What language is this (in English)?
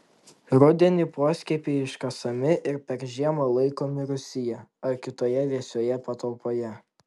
Lithuanian